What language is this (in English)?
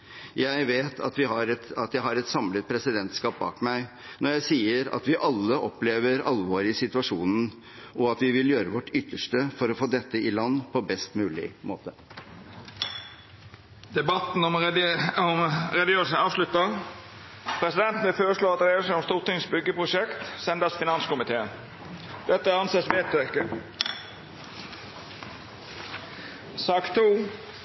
Norwegian